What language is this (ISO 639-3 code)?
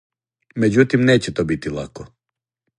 srp